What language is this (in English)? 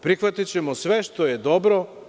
Serbian